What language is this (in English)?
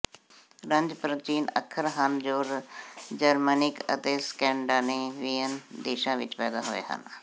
Punjabi